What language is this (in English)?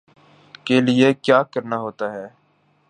Urdu